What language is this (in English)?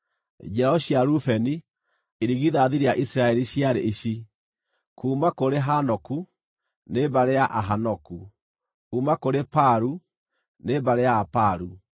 Kikuyu